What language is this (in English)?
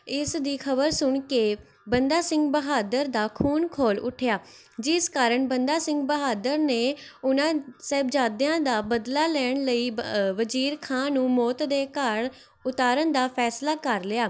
Punjabi